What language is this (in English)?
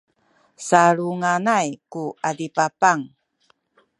Sakizaya